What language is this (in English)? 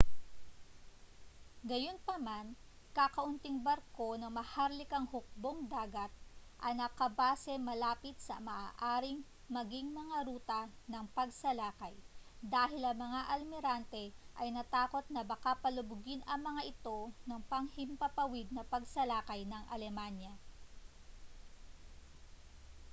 Filipino